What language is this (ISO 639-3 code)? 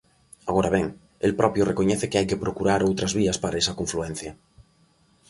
glg